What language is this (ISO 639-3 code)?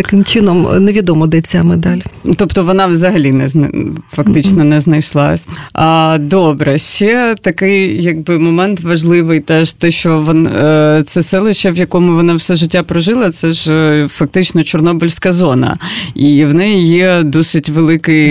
ukr